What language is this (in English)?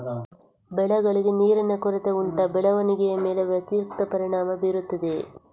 Kannada